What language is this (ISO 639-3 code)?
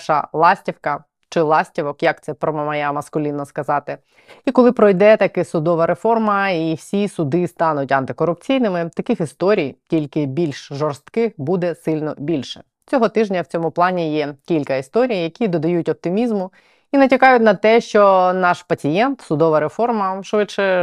ukr